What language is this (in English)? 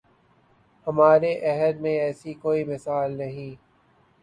Urdu